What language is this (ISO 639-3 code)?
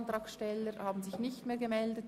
gsw